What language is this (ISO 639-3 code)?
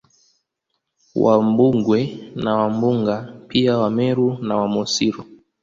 swa